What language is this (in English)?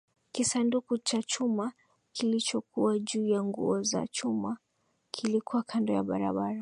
Swahili